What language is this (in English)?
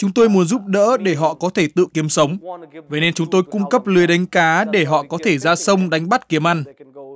Vietnamese